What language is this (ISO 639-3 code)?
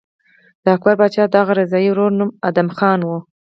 pus